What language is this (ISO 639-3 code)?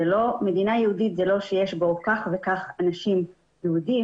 heb